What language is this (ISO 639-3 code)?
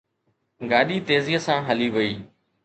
snd